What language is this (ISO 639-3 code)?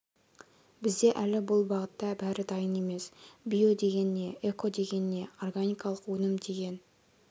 kaz